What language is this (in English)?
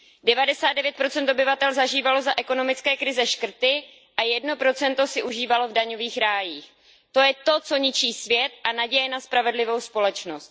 Czech